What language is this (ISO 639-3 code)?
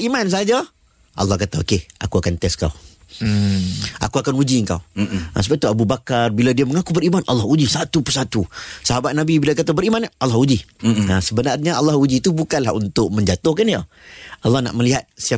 msa